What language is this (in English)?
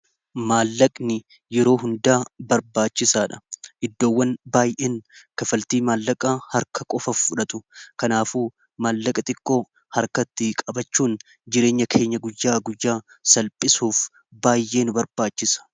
Oromo